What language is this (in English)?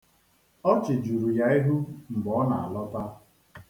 Igbo